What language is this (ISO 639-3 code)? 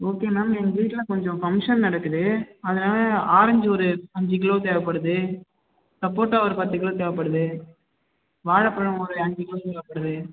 tam